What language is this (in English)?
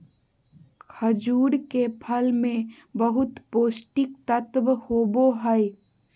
Magahi